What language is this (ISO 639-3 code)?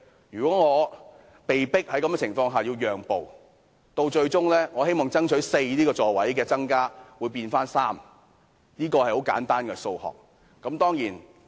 yue